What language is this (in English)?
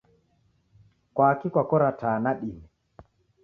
Taita